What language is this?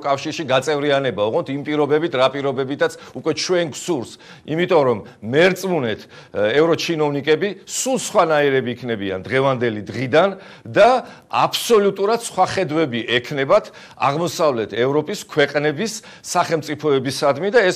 Romanian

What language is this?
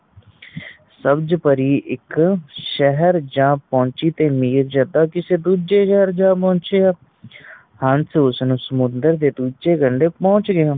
Punjabi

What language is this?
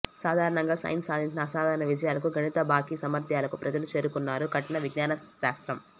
Telugu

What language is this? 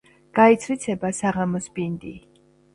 Georgian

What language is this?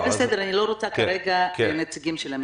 Hebrew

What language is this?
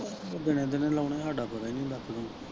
Punjabi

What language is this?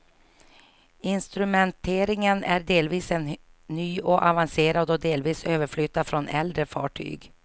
Swedish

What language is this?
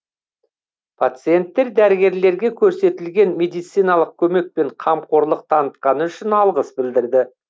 Kazakh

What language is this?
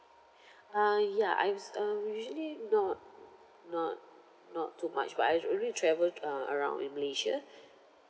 English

